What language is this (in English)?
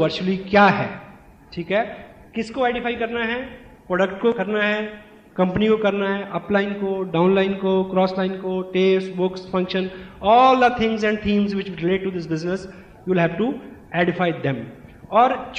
Hindi